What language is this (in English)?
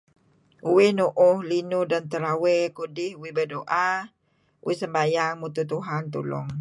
Kelabit